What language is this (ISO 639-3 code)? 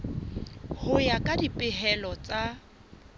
sot